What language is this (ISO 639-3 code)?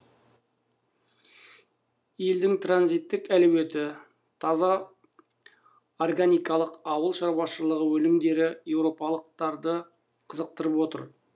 kaz